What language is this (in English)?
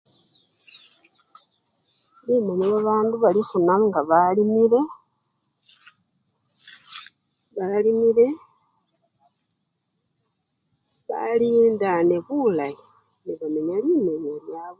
Luyia